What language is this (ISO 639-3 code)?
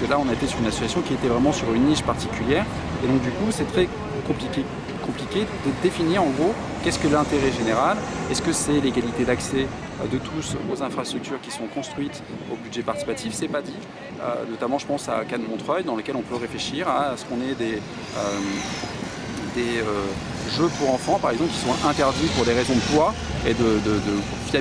fra